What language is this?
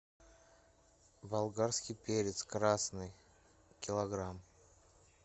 Russian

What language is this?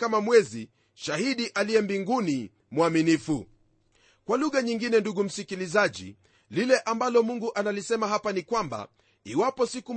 Swahili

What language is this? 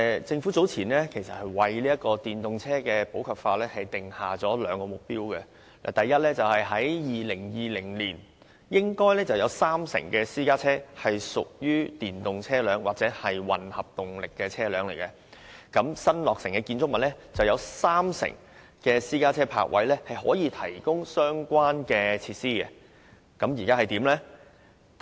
Cantonese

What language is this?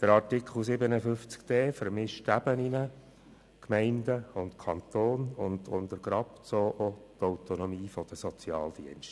Swiss German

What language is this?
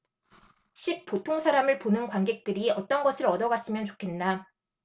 Korean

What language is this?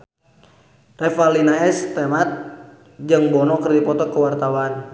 Sundanese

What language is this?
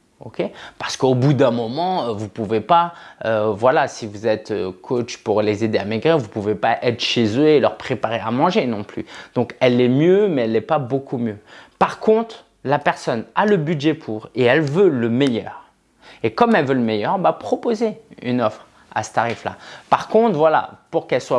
French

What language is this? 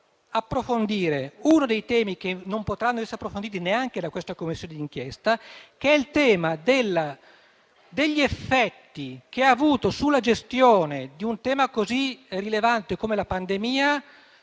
Italian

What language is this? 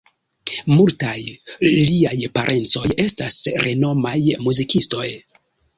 Esperanto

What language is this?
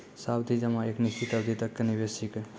Maithili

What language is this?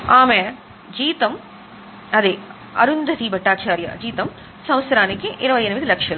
Telugu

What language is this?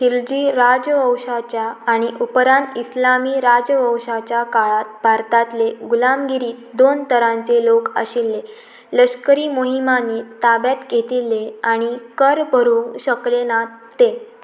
Konkani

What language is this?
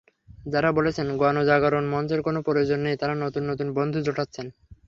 Bangla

